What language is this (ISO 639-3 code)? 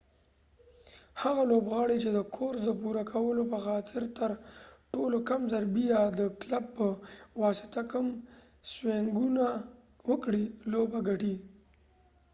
pus